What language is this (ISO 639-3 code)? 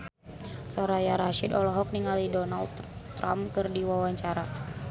sun